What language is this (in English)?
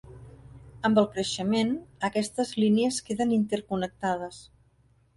Catalan